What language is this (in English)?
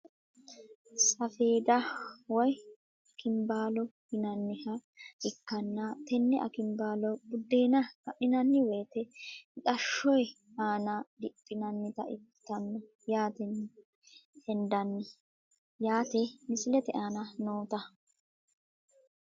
Sidamo